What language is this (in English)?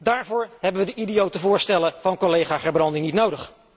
Dutch